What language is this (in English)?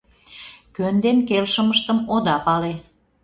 Mari